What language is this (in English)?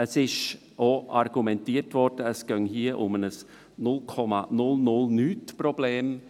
Swiss German